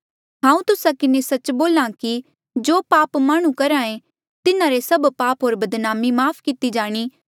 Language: Mandeali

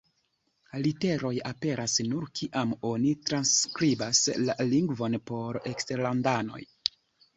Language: Esperanto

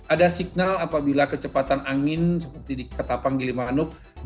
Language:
Indonesian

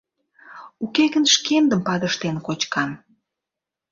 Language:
Mari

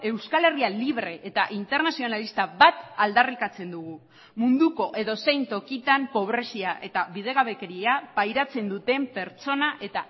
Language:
Basque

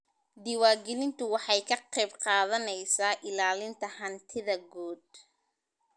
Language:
Somali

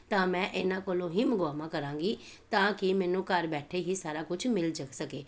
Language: Punjabi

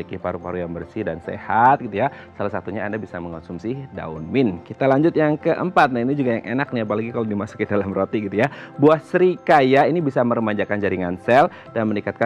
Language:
Indonesian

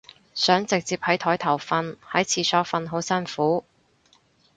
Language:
Cantonese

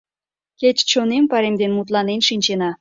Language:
Mari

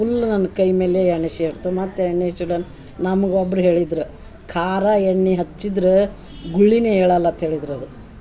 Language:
Kannada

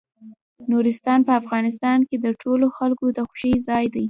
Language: Pashto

